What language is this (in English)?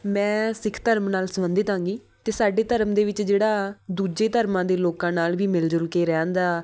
Punjabi